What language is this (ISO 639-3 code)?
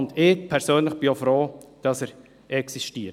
gsw